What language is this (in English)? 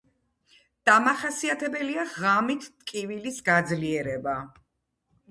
Georgian